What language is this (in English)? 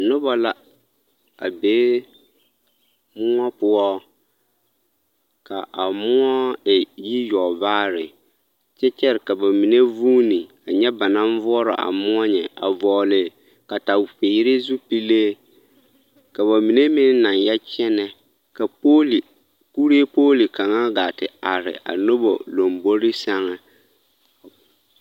Southern Dagaare